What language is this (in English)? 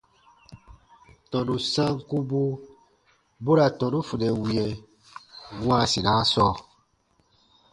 Baatonum